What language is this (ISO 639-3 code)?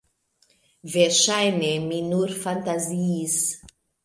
epo